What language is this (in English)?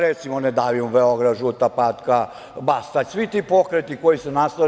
Serbian